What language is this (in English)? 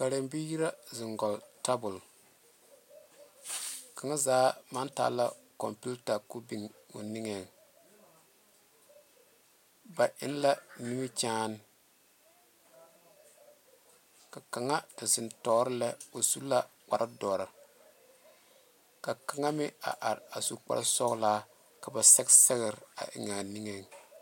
Southern Dagaare